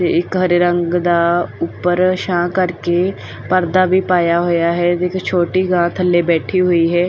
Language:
Punjabi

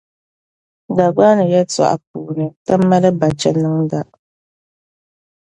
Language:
Dagbani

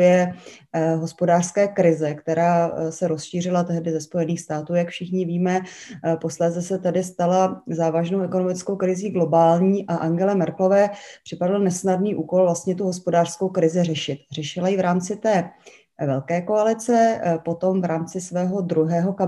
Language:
Czech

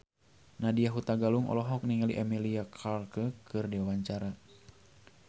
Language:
Sundanese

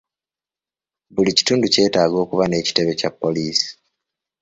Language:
Ganda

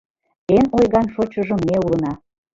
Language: Mari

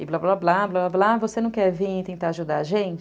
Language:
Portuguese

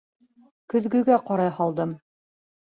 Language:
Bashkir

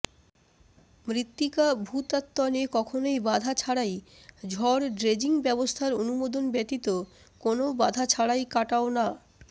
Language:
Bangla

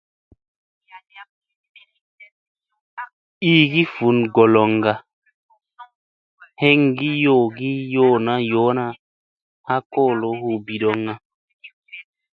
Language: Musey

